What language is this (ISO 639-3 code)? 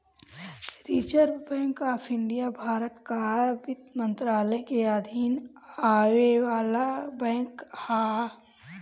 bho